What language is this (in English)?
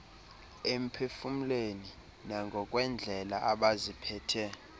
Xhosa